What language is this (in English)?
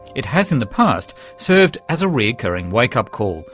English